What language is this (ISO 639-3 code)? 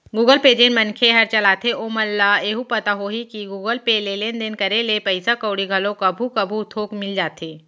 hne